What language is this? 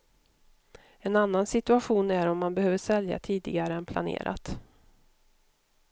Swedish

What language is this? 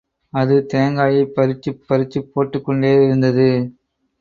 Tamil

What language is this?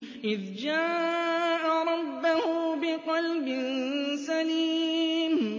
Arabic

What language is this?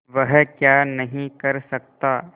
Hindi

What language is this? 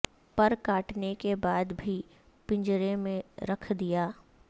Urdu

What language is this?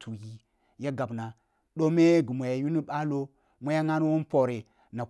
Kulung (Nigeria)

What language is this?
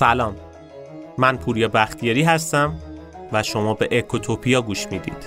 Persian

